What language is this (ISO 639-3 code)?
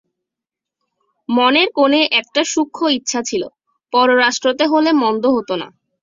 ben